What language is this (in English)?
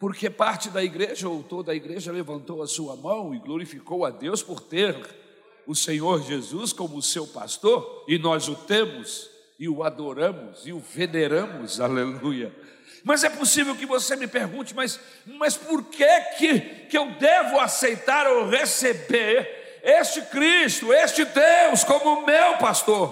Portuguese